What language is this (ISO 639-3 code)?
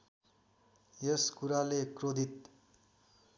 nep